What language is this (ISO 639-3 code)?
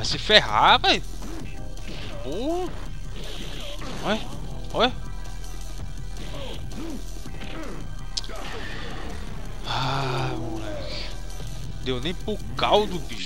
por